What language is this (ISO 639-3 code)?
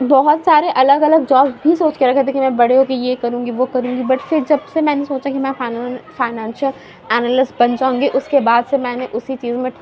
urd